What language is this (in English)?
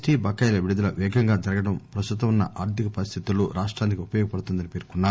Telugu